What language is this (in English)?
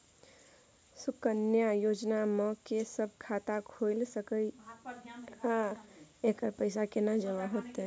Maithili